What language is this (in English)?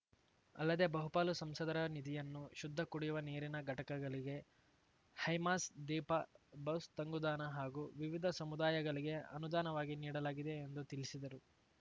Kannada